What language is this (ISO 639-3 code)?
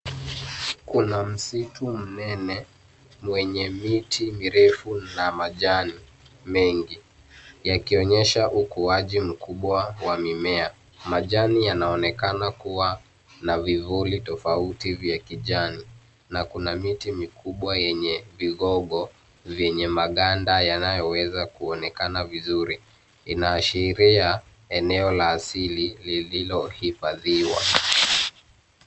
swa